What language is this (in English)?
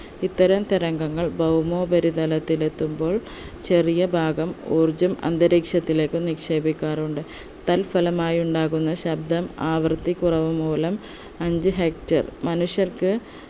Malayalam